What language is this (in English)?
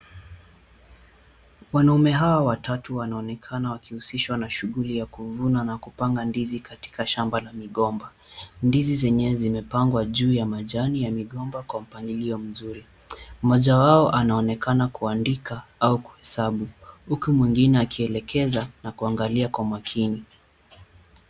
Swahili